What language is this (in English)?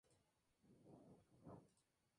Spanish